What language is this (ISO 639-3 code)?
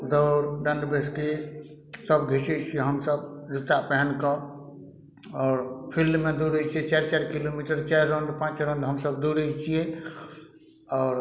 mai